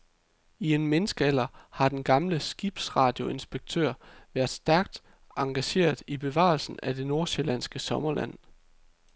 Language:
Danish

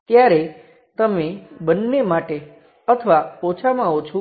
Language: Gujarati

